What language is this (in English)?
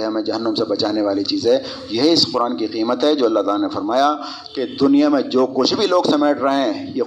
Urdu